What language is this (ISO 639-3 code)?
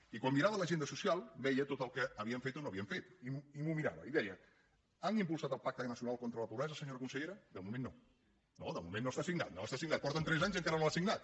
cat